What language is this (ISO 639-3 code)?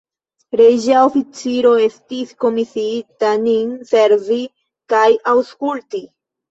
epo